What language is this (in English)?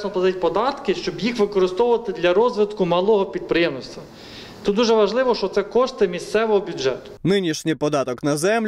Ukrainian